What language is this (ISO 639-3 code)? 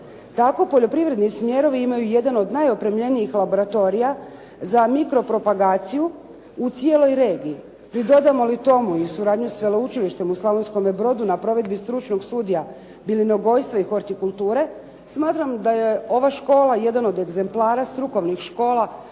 hrv